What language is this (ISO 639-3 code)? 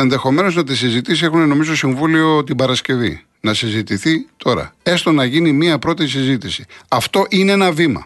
ell